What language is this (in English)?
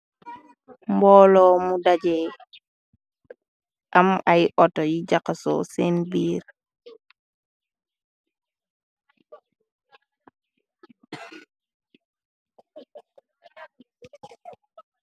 Wolof